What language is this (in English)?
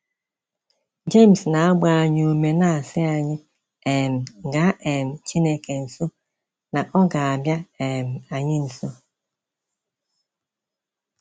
Igbo